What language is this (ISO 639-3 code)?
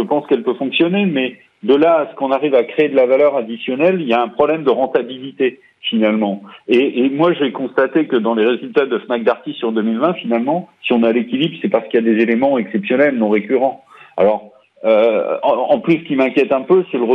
fra